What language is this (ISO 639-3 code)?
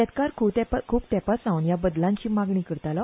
kok